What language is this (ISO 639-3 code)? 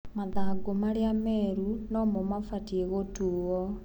kik